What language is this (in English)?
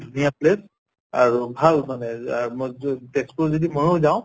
Assamese